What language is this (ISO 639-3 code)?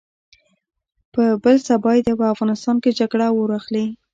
pus